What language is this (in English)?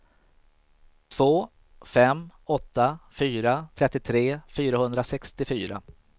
Swedish